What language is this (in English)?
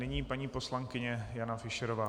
Czech